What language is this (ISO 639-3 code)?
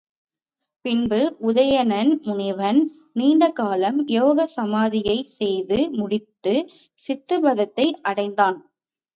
tam